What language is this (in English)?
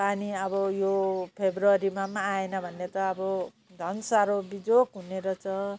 Nepali